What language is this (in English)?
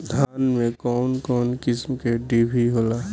Bhojpuri